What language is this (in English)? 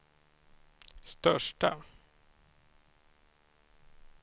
Swedish